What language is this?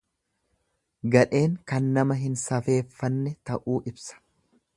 Oromo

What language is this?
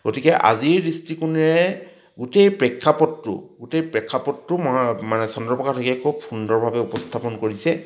Assamese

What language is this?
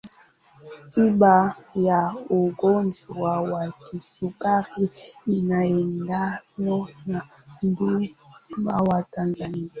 Swahili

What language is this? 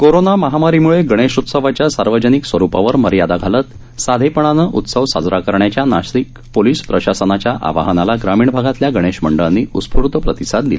Marathi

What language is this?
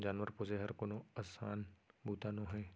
Chhattisgarhi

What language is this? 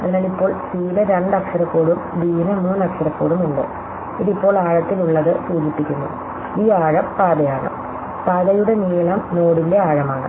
Malayalam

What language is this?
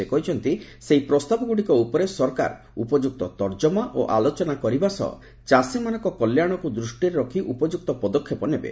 Odia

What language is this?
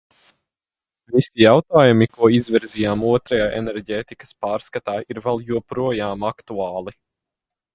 Latvian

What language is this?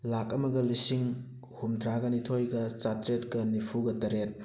Manipuri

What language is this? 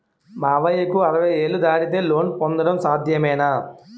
Telugu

